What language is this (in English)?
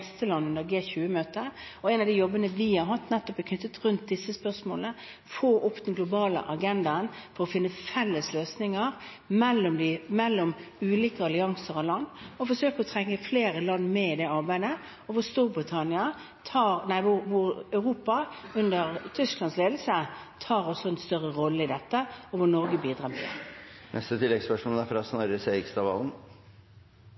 Norwegian